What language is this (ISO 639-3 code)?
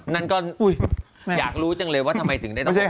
tha